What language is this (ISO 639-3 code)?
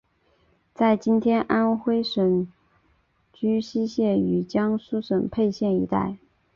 zho